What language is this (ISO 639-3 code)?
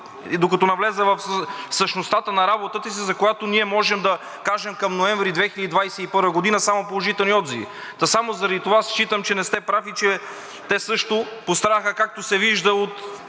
bul